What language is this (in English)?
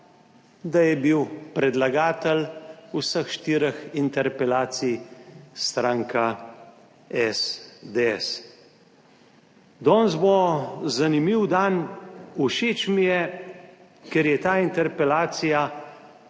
Slovenian